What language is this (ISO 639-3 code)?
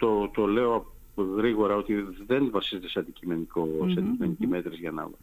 ell